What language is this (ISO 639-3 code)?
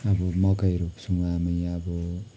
nep